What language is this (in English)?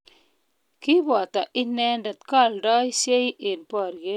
Kalenjin